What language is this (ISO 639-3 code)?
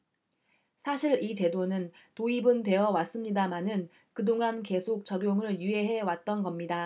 kor